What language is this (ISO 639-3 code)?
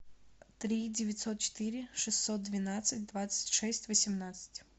rus